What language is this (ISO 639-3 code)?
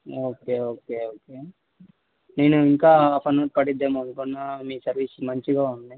tel